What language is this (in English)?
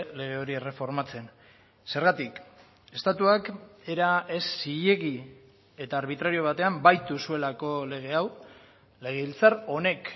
Basque